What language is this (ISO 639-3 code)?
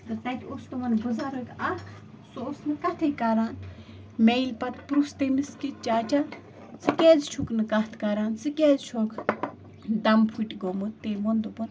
kas